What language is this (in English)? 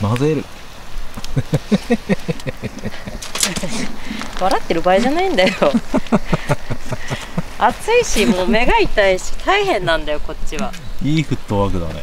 Japanese